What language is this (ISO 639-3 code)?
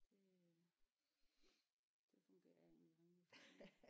dan